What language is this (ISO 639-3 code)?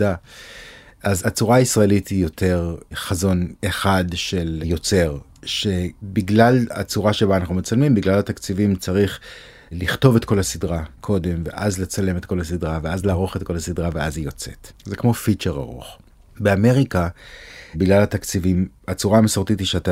heb